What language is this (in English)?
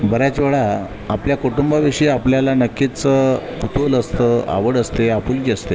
Marathi